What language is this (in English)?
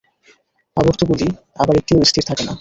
Bangla